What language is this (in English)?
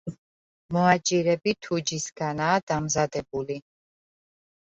Georgian